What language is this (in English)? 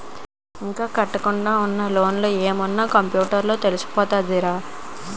Telugu